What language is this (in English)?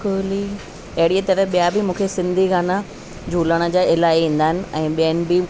Sindhi